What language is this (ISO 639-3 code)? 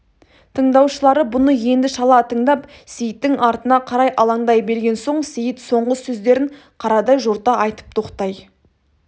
kaz